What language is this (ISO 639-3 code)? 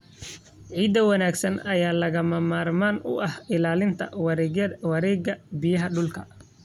som